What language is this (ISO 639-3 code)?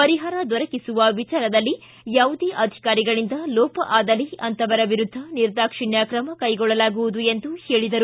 kan